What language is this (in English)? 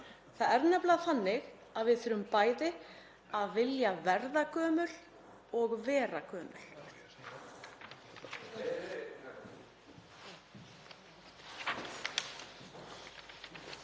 Icelandic